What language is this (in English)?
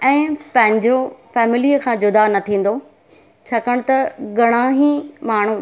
Sindhi